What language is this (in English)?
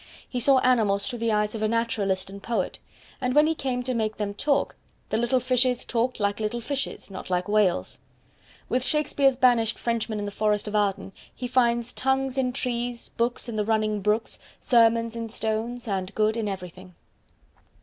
English